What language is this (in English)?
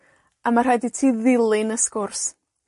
Welsh